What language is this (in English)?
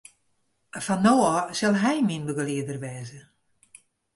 Western Frisian